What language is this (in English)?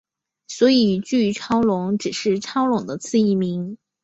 Chinese